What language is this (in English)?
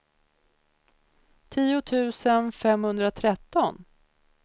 Swedish